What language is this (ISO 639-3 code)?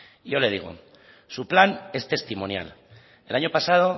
spa